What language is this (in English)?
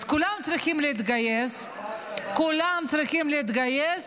Hebrew